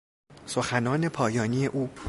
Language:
Persian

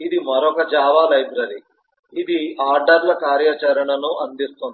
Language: Telugu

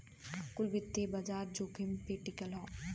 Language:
Bhojpuri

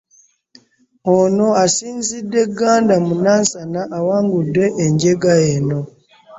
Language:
Ganda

